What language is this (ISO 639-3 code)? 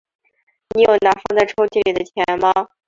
zho